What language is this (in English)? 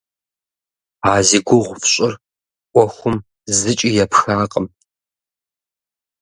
Kabardian